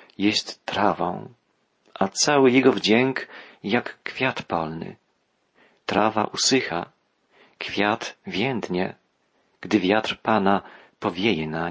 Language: Polish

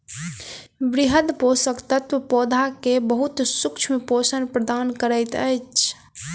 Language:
Maithili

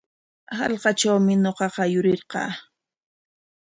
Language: Corongo Ancash Quechua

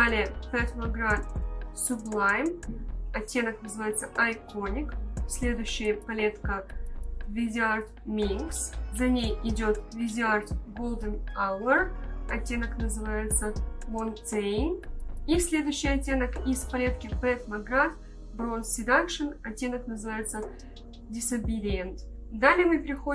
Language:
Russian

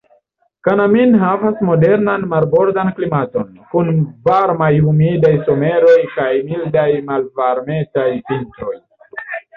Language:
Esperanto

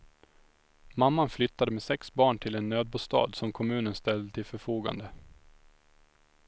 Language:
Swedish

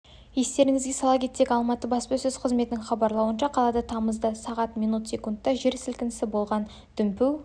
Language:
Kazakh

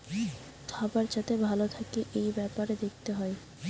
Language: Bangla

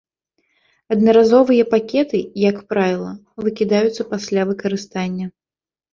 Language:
Belarusian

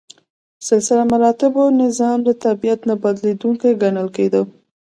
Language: Pashto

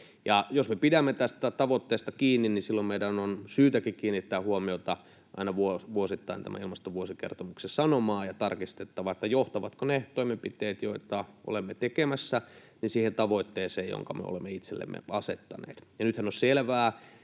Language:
Finnish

